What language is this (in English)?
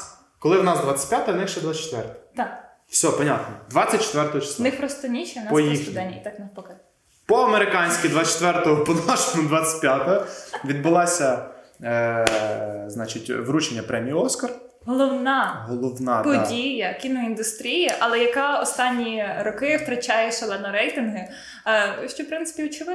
Ukrainian